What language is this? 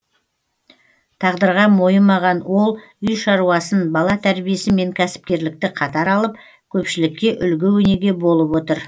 Kazakh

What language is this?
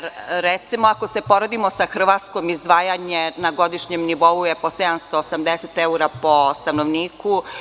Serbian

